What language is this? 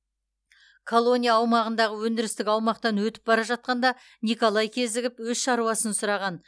Kazakh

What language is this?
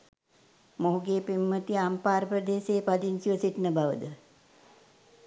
Sinhala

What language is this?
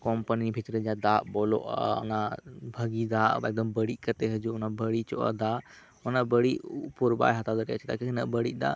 Santali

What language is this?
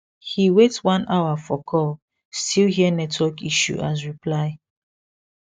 Nigerian Pidgin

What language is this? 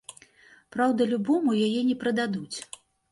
Belarusian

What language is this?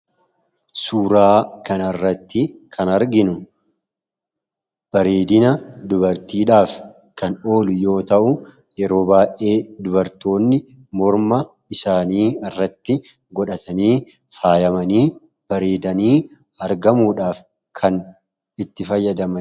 Oromo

